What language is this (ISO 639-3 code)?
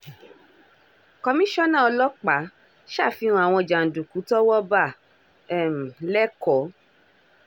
yor